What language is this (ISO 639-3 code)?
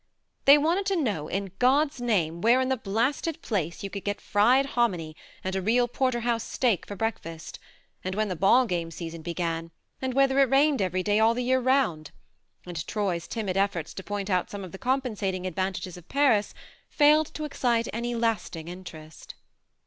eng